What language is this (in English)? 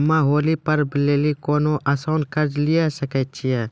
Maithili